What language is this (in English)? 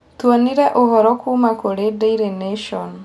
Kikuyu